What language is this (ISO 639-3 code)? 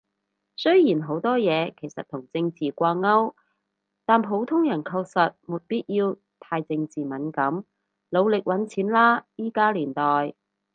yue